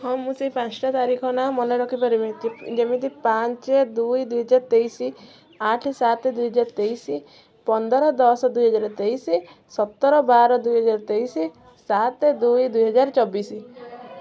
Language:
Odia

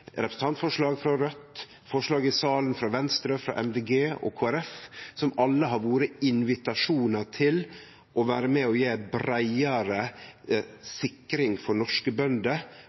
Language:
Norwegian Nynorsk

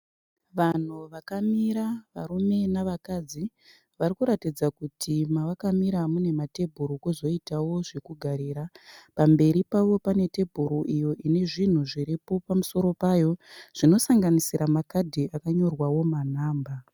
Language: Shona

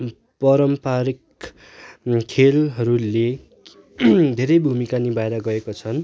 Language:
Nepali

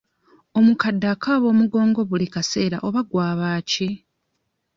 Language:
Ganda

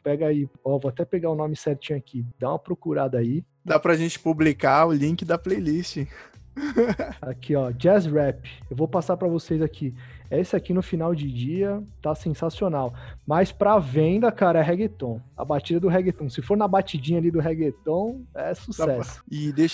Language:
Portuguese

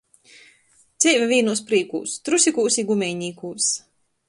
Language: Latgalian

